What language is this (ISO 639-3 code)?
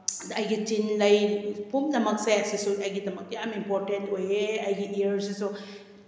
mni